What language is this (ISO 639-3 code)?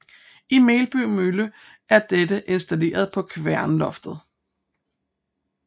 dan